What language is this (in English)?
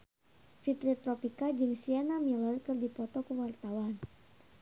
Sundanese